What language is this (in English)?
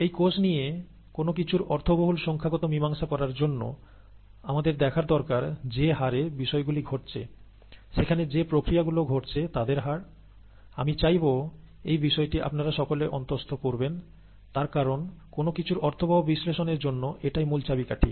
Bangla